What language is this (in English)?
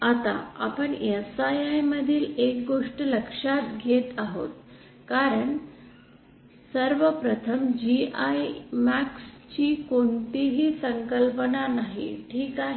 Marathi